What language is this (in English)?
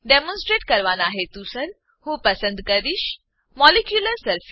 Gujarati